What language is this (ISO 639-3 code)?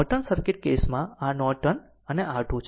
guj